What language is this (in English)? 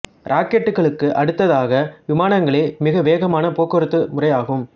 Tamil